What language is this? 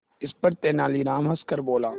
Hindi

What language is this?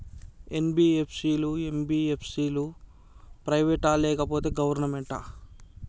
Telugu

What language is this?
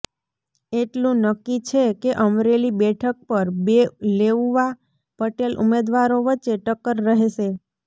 Gujarati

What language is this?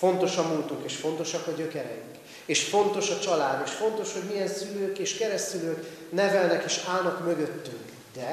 Hungarian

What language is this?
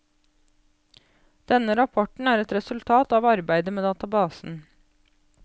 Norwegian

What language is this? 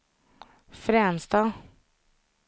Swedish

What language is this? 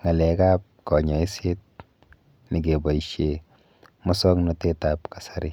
Kalenjin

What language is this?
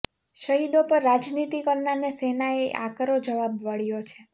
Gujarati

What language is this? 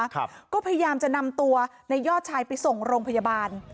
Thai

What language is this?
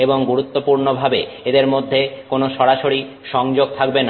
Bangla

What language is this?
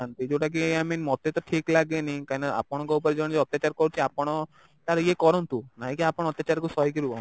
Odia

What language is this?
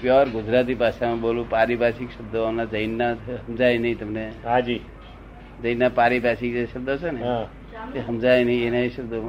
Gujarati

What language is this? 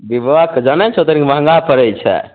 Maithili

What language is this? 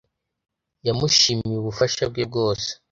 Kinyarwanda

